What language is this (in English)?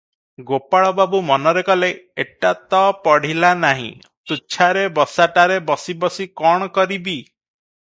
Odia